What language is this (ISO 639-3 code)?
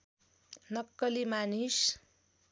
nep